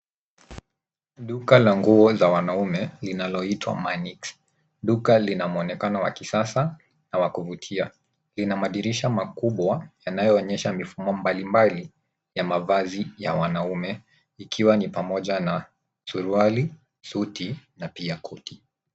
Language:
Swahili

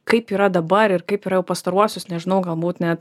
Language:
Lithuanian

